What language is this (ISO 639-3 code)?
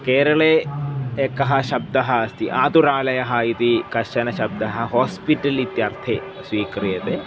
san